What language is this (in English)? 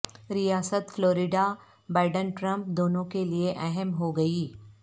Urdu